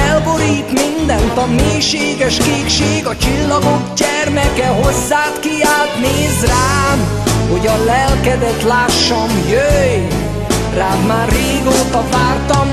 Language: Hungarian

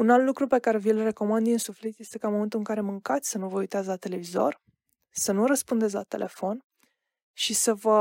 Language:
Romanian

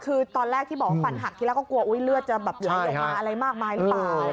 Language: Thai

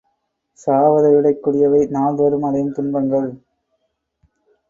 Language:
Tamil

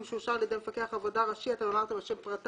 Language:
Hebrew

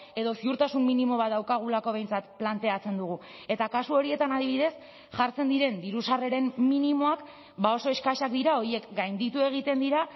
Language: Basque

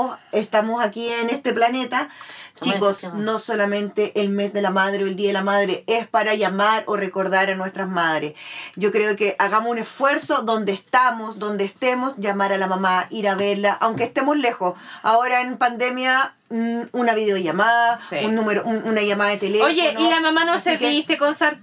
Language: Spanish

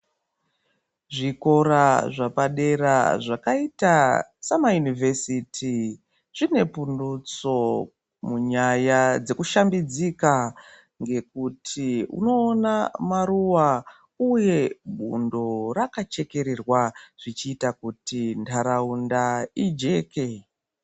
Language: Ndau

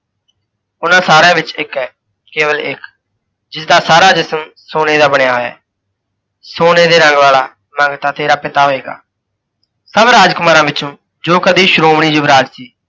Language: Punjabi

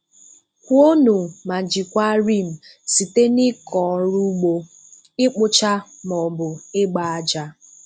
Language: Igbo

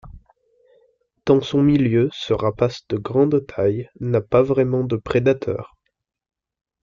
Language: French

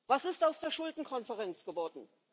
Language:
German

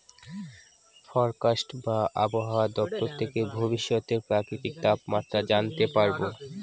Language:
Bangla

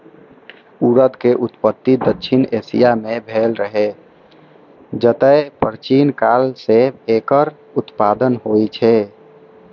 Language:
Maithili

